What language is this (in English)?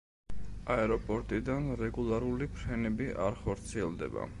Georgian